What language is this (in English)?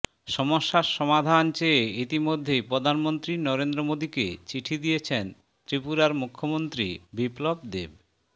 Bangla